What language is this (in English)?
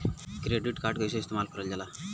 Bhojpuri